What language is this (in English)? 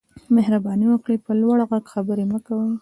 Pashto